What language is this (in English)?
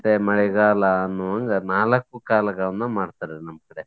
Kannada